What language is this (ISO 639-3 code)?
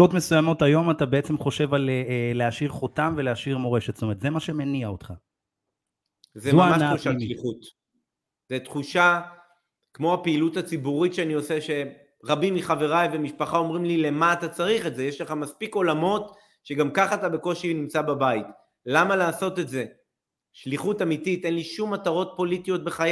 heb